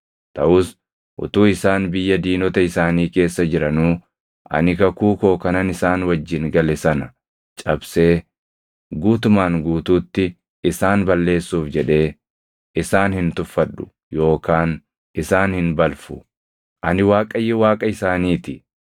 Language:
Oromo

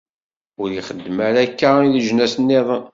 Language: Kabyle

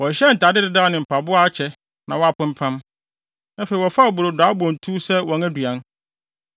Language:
Akan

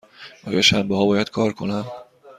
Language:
Persian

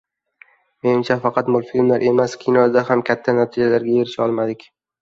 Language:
Uzbek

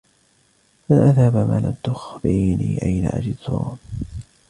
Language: Arabic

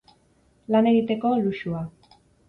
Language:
Basque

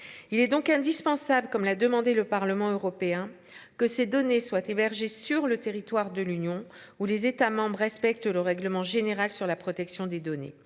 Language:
French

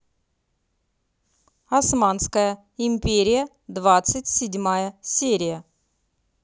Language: Russian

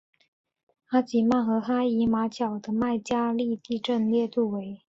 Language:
Chinese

